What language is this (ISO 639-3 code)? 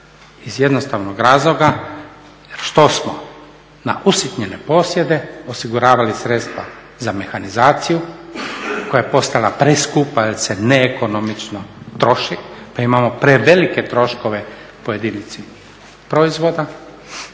hrv